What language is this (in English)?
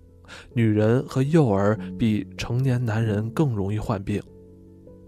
Chinese